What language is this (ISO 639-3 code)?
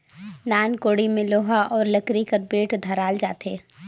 hne